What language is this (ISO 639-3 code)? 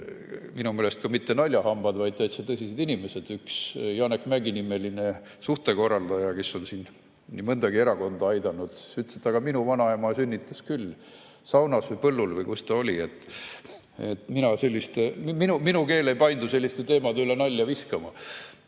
est